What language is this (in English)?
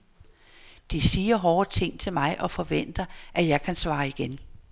Danish